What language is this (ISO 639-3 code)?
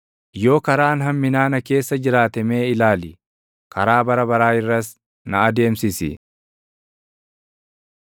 orm